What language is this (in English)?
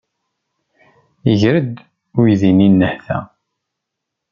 Kabyle